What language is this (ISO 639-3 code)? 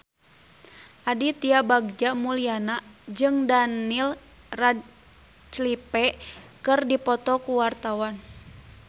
sun